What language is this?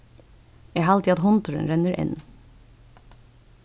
Faroese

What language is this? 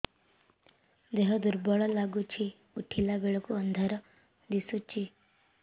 Odia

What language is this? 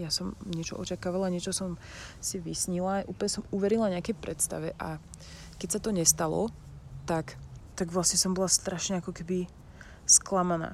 Slovak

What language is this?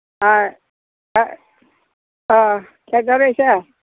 Manipuri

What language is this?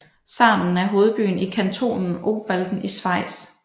Danish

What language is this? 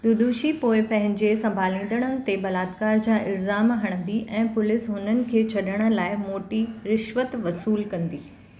Sindhi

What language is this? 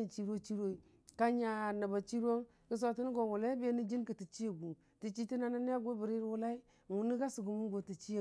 Dijim-Bwilim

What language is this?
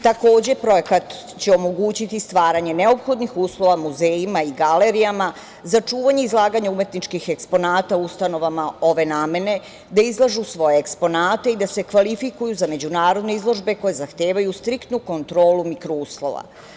Serbian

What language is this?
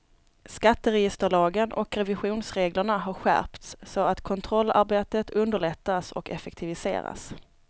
Swedish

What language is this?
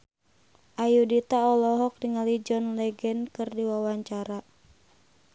Sundanese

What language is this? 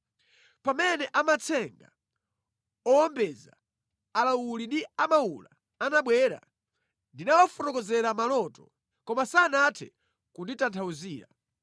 Nyanja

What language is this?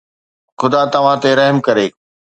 Sindhi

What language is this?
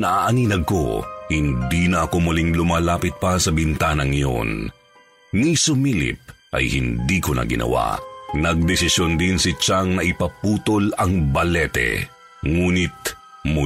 Filipino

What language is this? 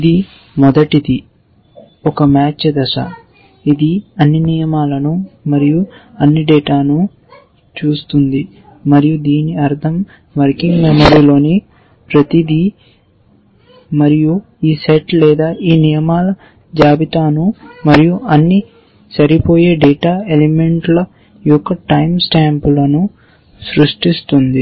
Telugu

